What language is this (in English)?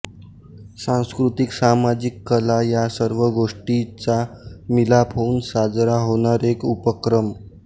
Marathi